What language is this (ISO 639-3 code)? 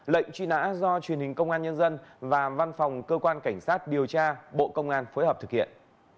vie